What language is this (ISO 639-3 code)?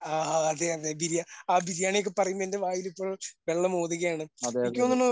mal